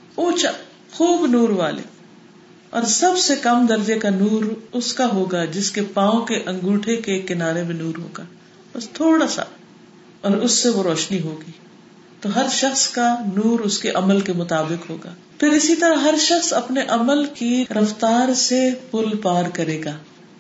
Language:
Urdu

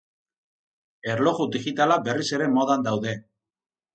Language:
Basque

